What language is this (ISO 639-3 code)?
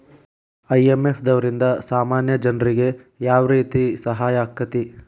kan